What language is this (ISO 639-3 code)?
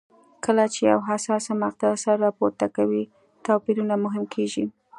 pus